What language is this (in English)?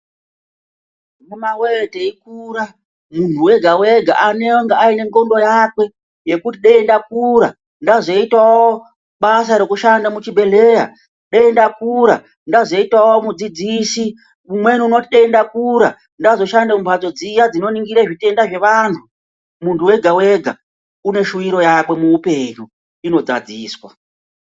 Ndau